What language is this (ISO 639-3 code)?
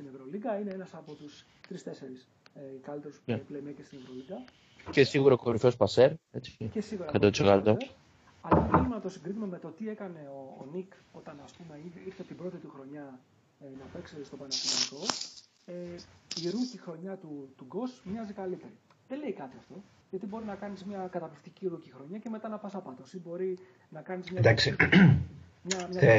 ell